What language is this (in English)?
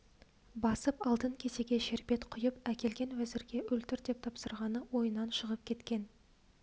Kazakh